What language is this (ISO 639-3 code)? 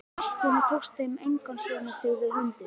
isl